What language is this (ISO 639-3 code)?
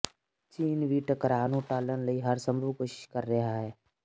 pan